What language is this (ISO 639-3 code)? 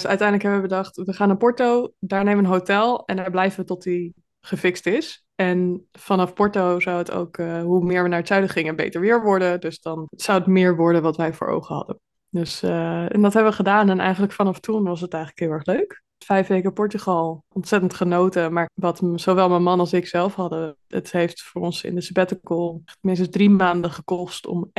nld